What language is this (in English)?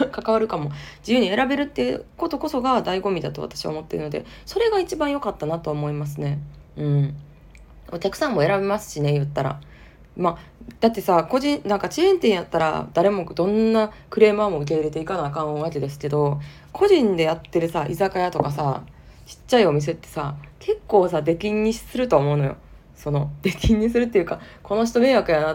Japanese